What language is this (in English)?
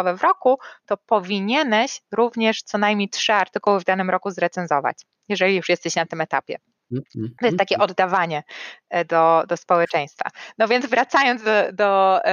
Polish